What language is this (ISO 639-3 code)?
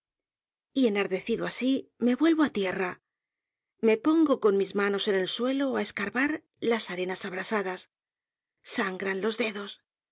spa